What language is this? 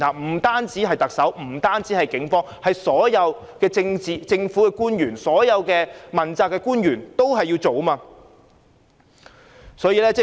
Cantonese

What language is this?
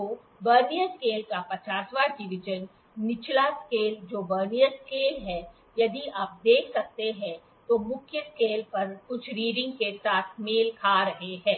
Hindi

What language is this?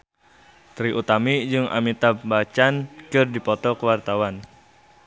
Sundanese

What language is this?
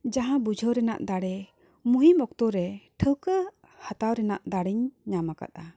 Santali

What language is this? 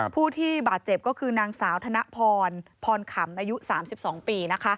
Thai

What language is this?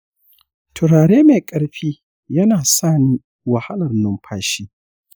Hausa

